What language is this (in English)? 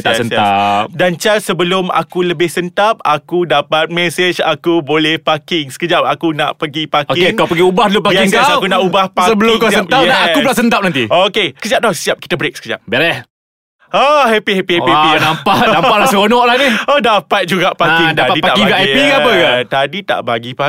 Malay